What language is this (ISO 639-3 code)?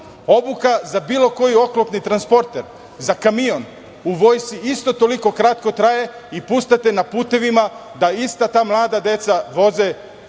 srp